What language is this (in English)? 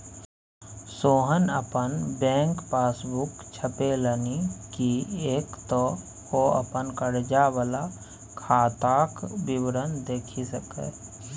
Maithili